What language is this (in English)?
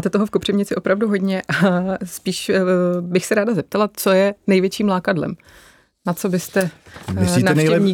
Czech